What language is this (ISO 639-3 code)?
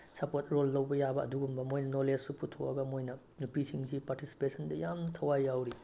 mni